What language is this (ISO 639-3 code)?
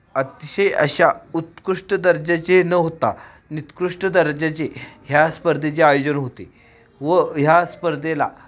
mar